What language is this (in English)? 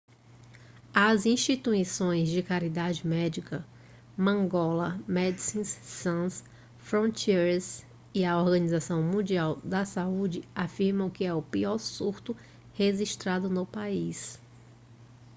Portuguese